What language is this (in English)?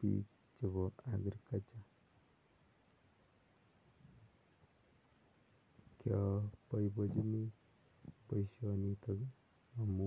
Kalenjin